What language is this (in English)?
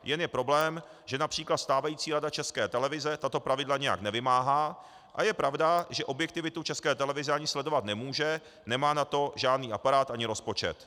Czech